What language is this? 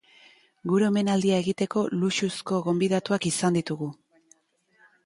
Basque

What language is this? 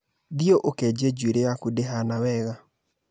Kikuyu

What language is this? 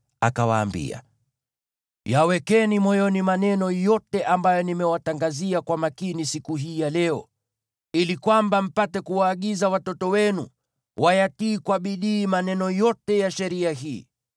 Swahili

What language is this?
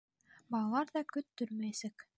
Bashkir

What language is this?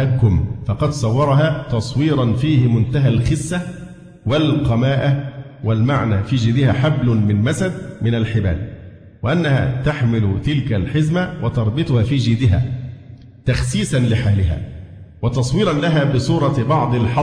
Arabic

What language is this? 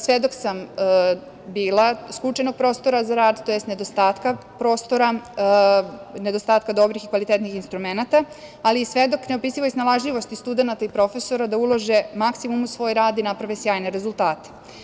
Serbian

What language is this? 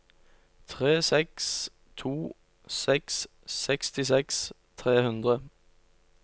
Norwegian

